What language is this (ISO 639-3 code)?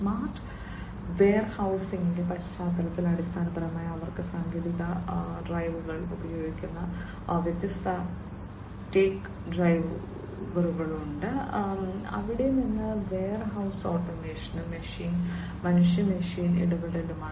mal